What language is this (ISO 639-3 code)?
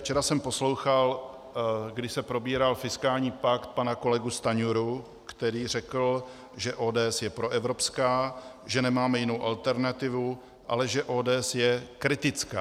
ces